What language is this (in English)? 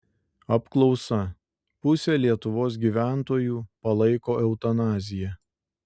Lithuanian